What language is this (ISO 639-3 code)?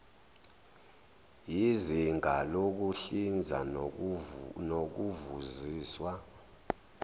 zul